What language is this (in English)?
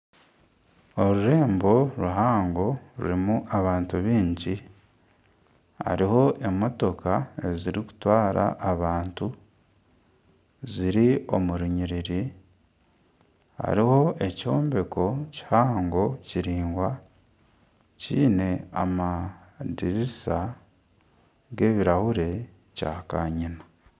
Nyankole